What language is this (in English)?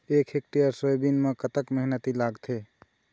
Chhattisgarhi